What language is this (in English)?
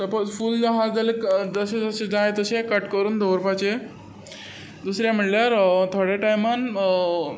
Konkani